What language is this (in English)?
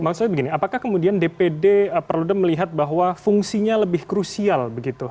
Indonesian